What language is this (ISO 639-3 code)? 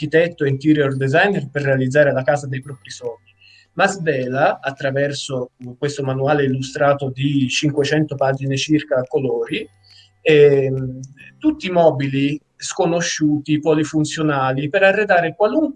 ita